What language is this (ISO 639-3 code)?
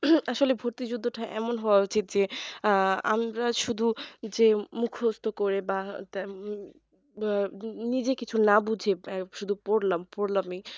ben